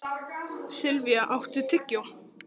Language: Icelandic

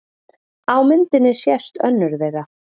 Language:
Icelandic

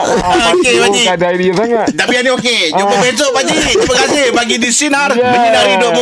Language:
Malay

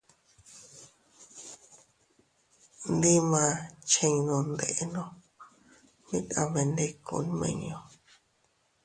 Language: Teutila Cuicatec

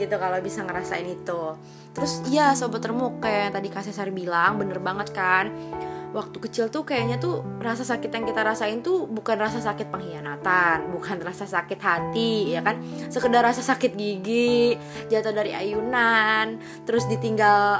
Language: Indonesian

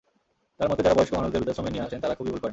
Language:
Bangla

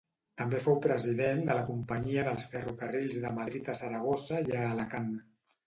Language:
Catalan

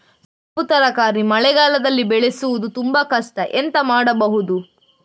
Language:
Kannada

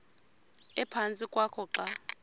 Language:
Xhosa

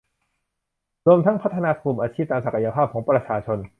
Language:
Thai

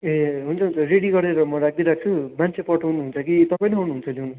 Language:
Nepali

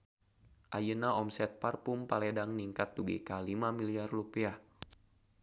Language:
Sundanese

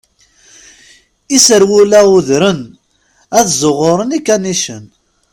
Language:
Kabyle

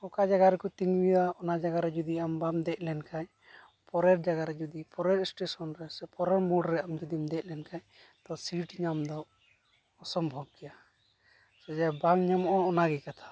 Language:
Santali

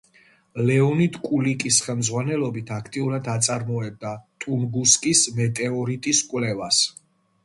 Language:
Georgian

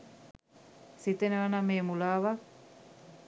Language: Sinhala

